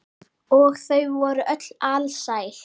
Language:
Icelandic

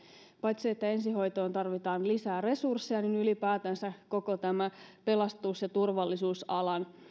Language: Finnish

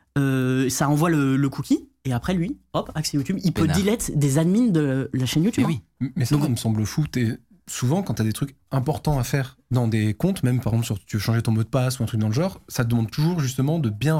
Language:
French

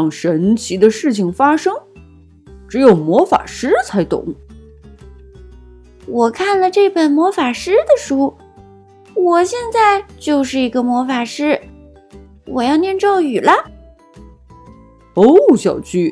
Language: Chinese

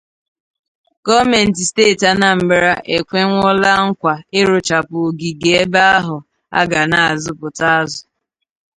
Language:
Igbo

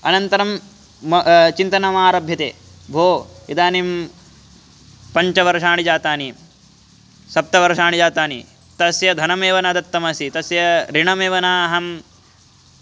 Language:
Sanskrit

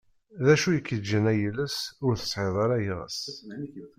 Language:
Kabyle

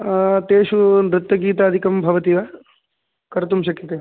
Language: Sanskrit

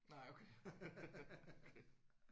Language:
Danish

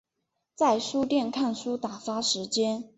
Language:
Chinese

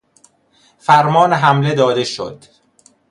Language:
Persian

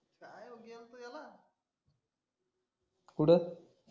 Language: Marathi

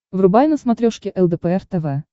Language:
Russian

